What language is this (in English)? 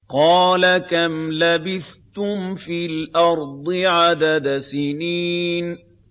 Arabic